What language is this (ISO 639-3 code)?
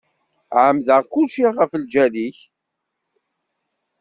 kab